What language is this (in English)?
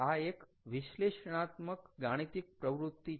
Gujarati